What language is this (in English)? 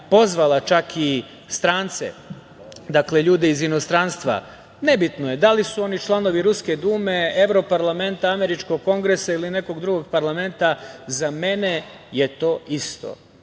Serbian